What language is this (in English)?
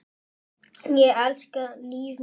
Icelandic